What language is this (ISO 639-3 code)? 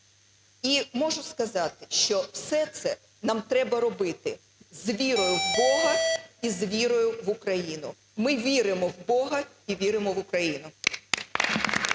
ukr